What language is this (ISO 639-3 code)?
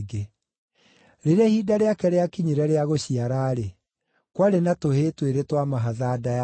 kik